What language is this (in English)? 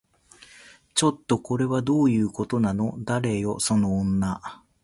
Japanese